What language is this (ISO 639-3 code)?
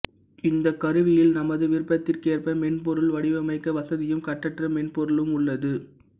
tam